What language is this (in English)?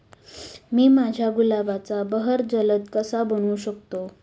Marathi